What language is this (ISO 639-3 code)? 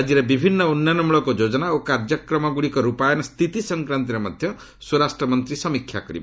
ori